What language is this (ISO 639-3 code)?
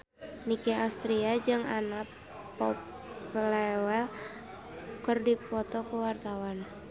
sun